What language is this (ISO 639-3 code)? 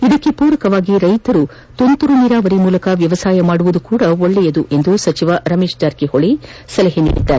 kan